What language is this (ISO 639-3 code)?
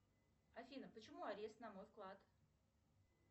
rus